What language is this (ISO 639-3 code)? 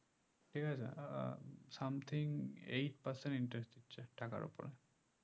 ben